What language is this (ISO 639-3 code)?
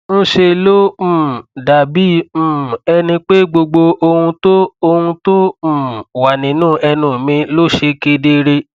yor